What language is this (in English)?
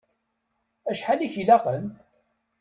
Kabyle